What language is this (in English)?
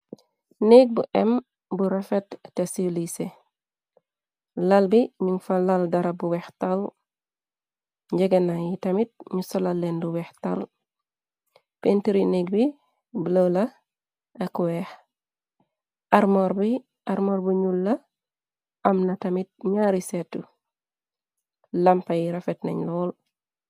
Wolof